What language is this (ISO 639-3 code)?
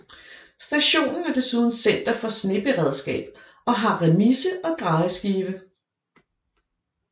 dan